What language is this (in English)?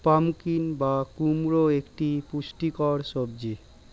Bangla